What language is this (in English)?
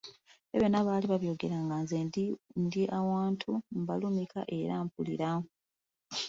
Ganda